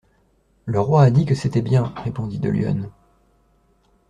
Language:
French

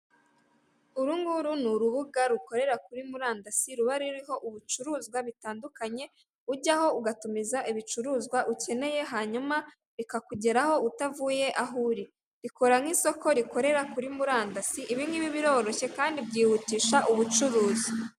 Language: Kinyarwanda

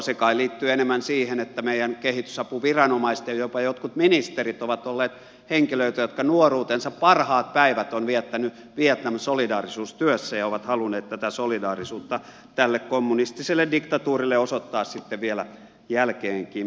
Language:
Finnish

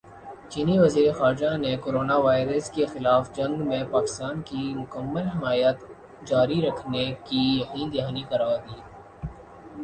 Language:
Urdu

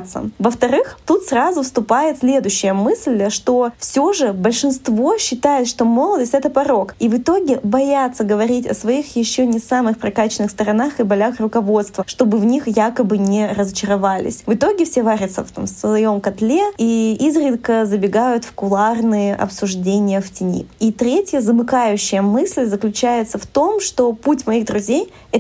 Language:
Russian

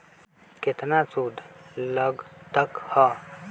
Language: Magahi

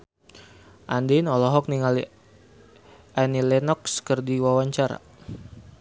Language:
Sundanese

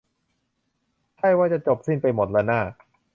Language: Thai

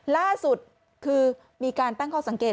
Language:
Thai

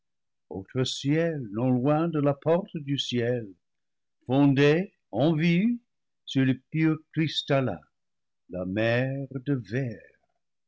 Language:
French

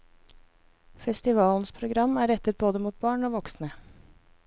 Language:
Norwegian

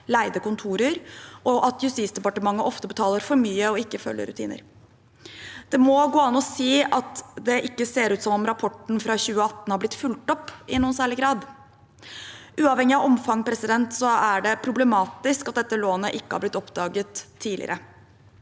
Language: Norwegian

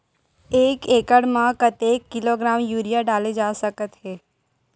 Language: Chhattisgarhi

